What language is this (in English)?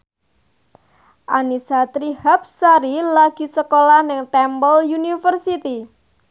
Javanese